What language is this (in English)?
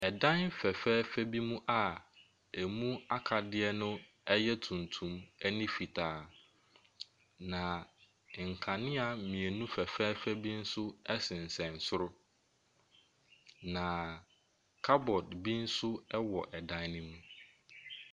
Akan